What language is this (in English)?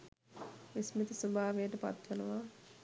Sinhala